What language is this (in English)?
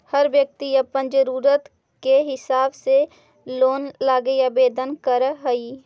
Magahi